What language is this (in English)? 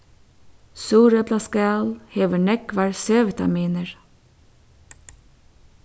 Faroese